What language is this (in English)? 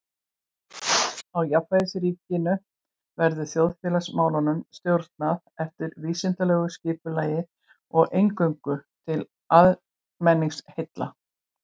Icelandic